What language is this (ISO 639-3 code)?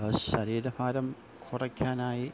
mal